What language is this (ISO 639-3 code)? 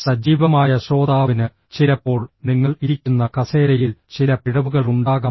mal